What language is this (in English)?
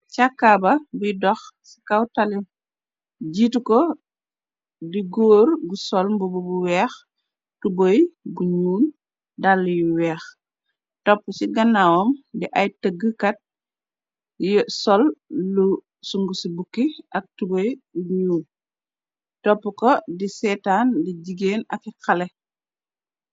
Wolof